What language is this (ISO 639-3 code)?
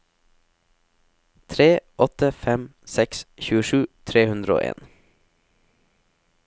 nor